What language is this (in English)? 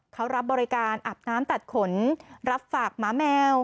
Thai